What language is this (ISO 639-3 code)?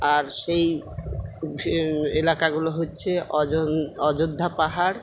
ben